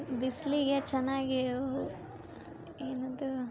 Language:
Kannada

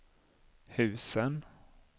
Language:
Swedish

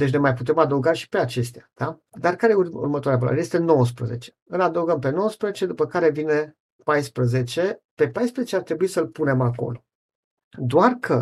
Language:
Romanian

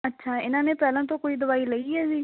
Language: Punjabi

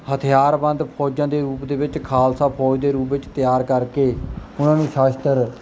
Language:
Punjabi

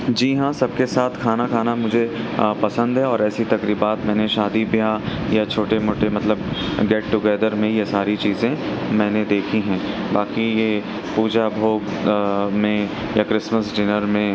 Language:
Urdu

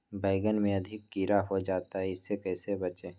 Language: Magahi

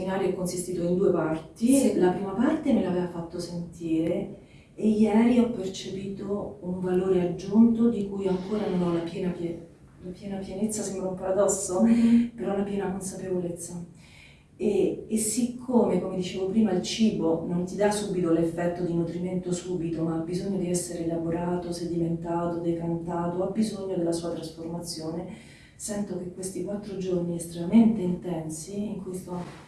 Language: Italian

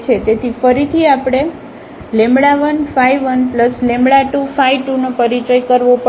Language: Gujarati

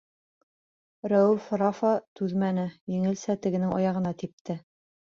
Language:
Bashkir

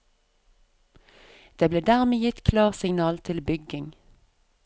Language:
Norwegian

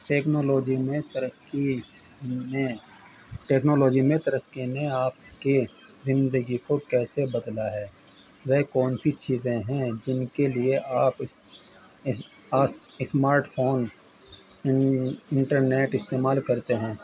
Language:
Urdu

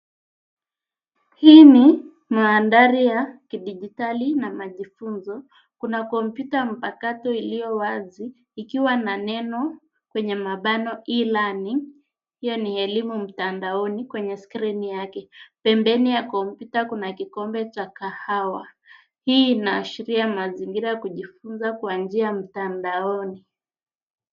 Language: Swahili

